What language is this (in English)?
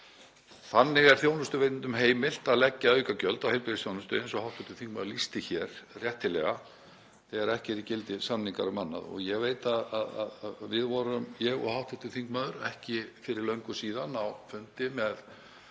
Icelandic